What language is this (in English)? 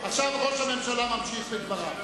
Hebrew